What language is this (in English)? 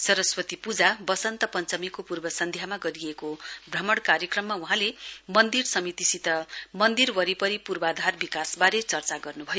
Nepali